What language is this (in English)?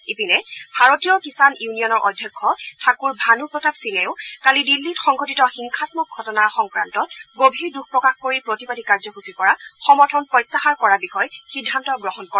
Assamese